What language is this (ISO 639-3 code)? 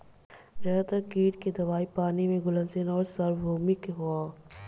bho